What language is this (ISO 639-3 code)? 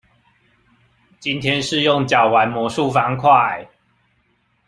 zho